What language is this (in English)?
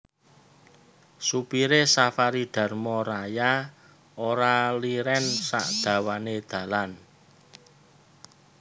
Javanese